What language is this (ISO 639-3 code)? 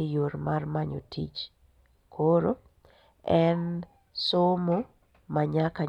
luo